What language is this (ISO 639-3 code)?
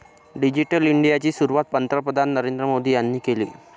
mar